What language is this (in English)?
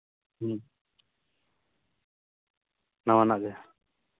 Santali